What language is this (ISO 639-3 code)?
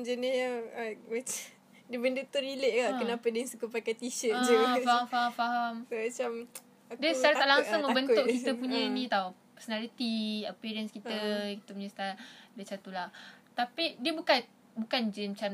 msa